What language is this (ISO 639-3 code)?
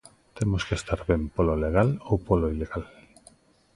glg